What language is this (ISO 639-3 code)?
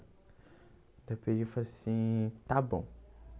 por